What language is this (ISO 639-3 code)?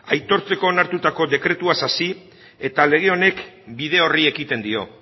eus